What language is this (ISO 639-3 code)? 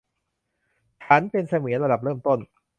tha